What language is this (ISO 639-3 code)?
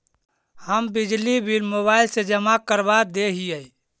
mag